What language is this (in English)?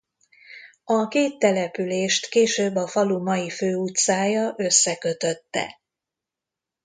Hungarian